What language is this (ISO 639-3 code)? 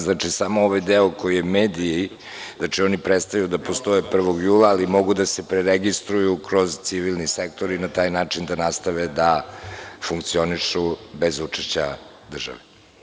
srp